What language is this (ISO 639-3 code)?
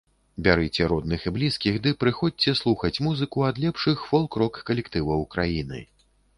bel